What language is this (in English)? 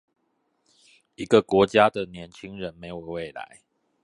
Chinese